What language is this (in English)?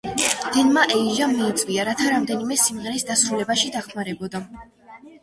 Georgian